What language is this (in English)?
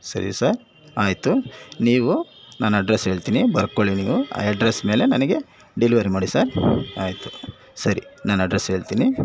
Kannada